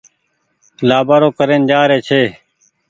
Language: Goaria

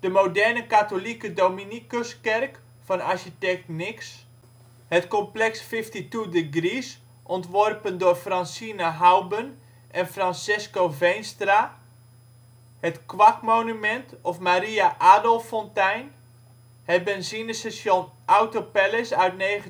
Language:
Dutch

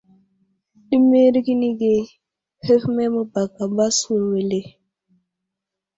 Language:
Wuzlam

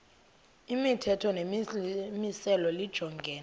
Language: Xhosa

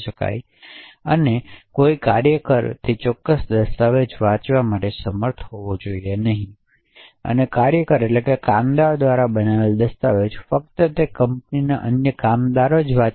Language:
Gujarati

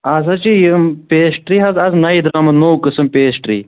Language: Kashmiri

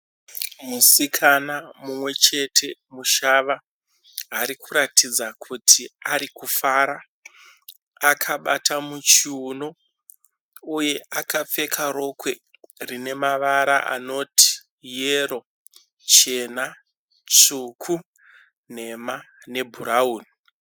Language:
Shona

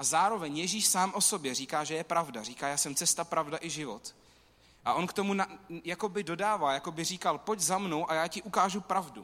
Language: Czech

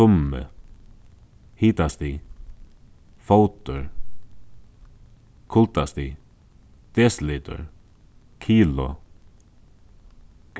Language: Faroese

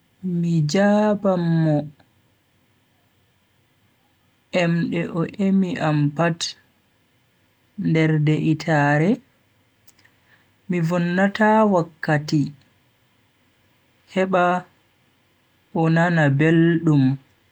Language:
Bagirmi Fulfulde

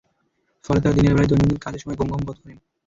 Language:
Bangla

